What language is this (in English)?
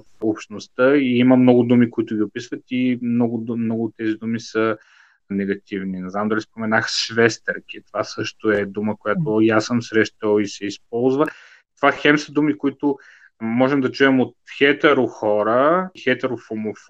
Bulgarian